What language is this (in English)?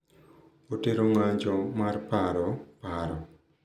Luo (Kenya and Tanzania)